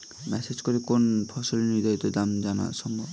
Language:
Bangla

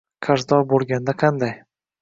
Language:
Uzbek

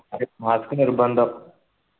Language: Malayalam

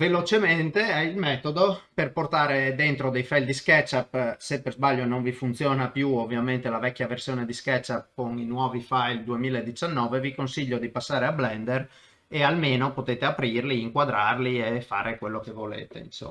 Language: Italian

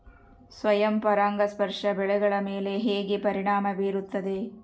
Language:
Kannada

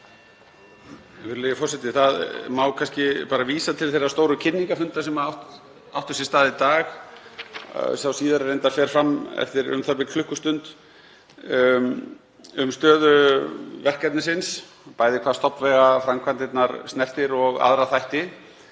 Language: Icelandic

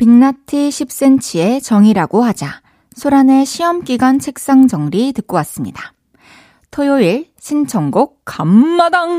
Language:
Korean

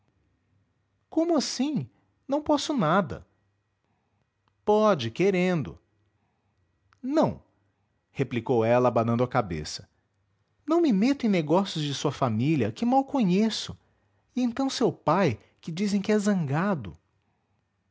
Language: Portuguese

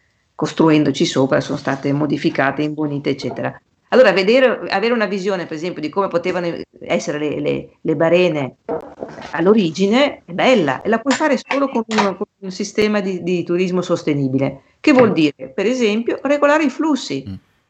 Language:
Italian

